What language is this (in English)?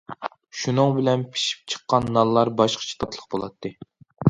Uyghur